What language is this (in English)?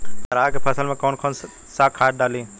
Bhojpuri